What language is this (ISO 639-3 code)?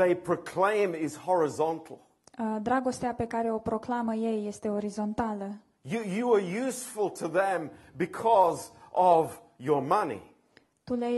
ron